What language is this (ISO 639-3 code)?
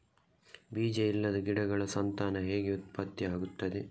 kan